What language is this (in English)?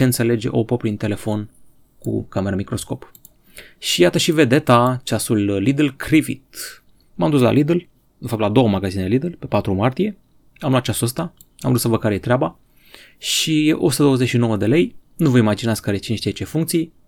Romanian